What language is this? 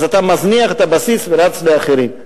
Hebrew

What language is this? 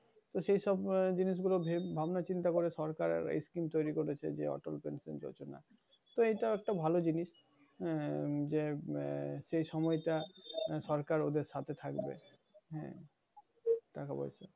Bangla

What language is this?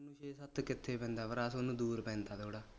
Punjabi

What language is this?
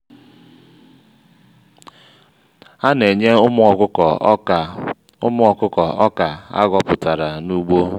Igbo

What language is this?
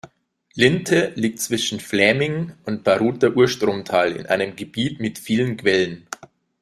German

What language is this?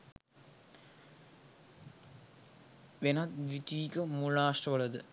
Sinhala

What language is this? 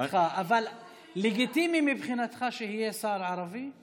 Hebrew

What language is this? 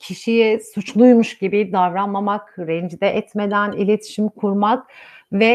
Turkish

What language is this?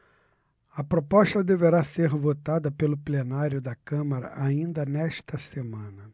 Portuguese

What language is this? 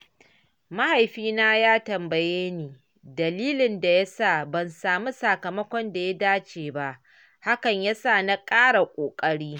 Hausa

